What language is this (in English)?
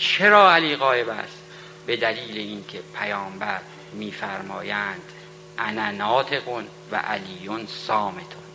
Persian